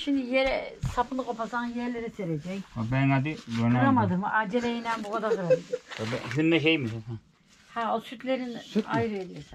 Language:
Turkish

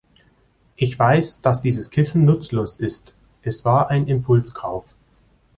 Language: German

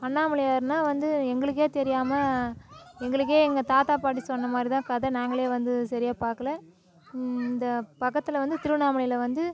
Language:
Tamil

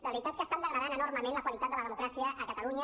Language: Catalan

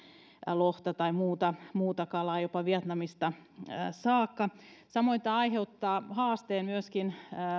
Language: Finnish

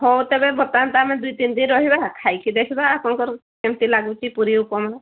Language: Odia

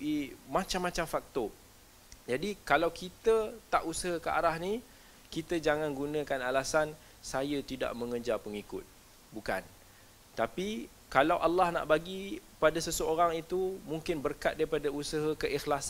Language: Malay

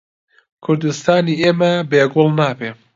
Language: Central Kurdish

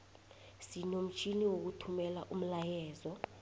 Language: South Ndebele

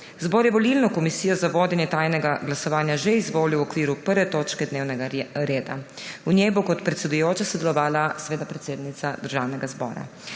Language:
Slovenian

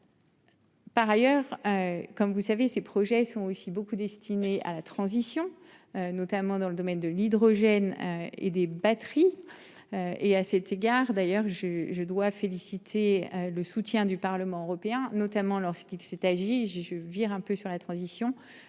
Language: French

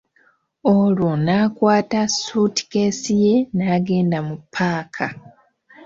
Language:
Ganda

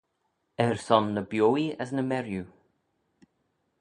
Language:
Manx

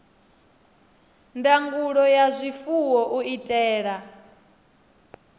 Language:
Venda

